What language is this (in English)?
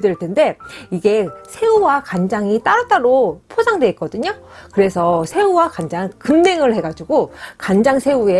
Korean